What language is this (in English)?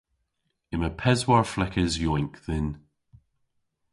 Cornish